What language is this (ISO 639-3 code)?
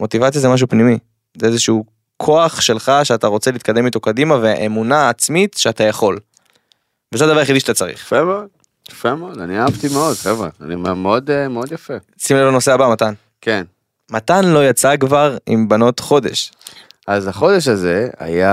heb